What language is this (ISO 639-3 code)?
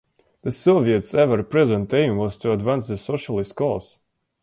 eng